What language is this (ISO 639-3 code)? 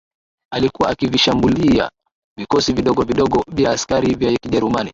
swa